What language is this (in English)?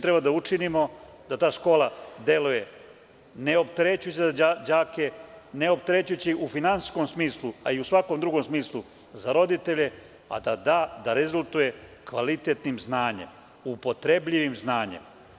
Serbian